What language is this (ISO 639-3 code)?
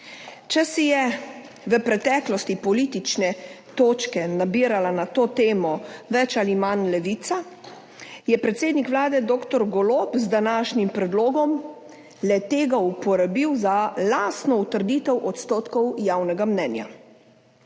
slv